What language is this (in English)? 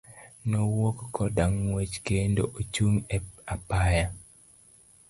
Luo (Kenya and Tanzania)